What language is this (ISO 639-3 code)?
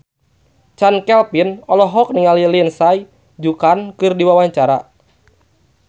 sun